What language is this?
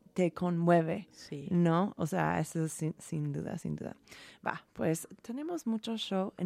Spanish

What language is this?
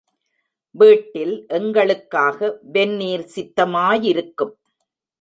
Tamil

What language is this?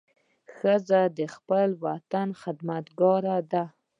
Pashto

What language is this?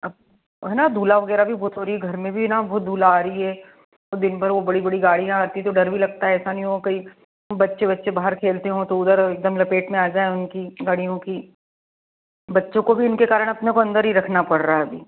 Hindi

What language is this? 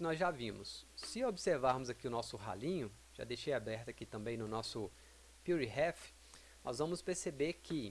Portuguese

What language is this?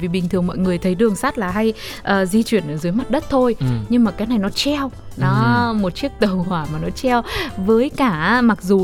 Vietnamese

